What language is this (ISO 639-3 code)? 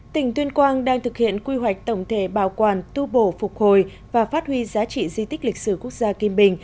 vie